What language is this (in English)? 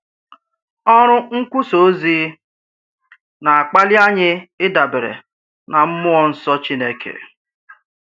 Igbo